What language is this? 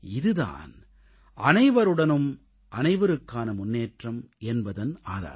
Tamil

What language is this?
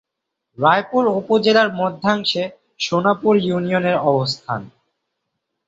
Bangla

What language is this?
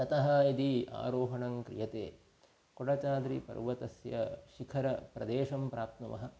Sanskrit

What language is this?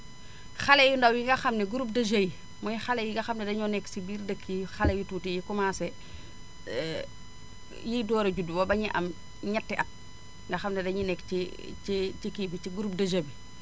Wolof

